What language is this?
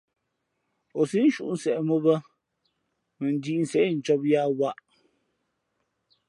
Fe'fe'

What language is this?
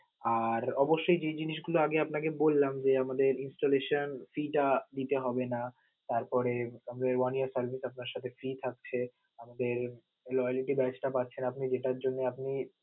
Bangla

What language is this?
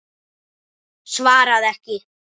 Icelandic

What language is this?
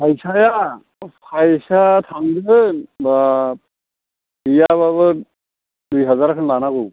Bodo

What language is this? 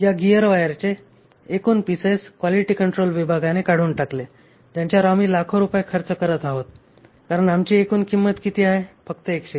Marathi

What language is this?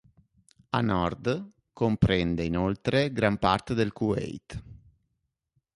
Italian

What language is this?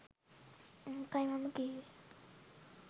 Sinhala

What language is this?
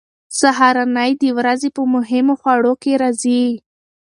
Pashto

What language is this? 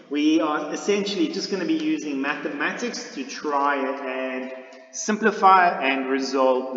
English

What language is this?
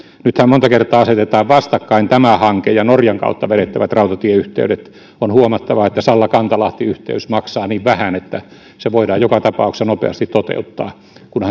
Finnish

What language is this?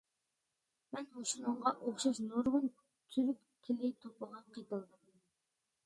Uyghur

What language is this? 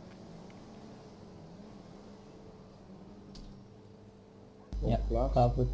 Dutch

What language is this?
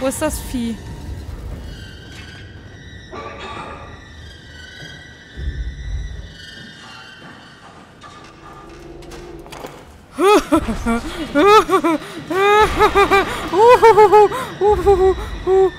German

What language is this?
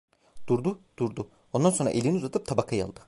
Turkish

